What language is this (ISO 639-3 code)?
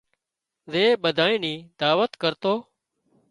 kxp